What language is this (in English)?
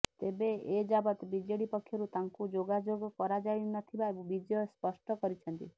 Odia